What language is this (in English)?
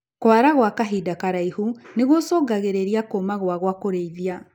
Kikuyu